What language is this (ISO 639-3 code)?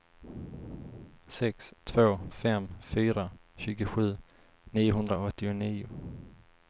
swe